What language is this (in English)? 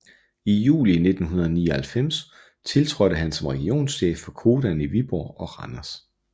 Danish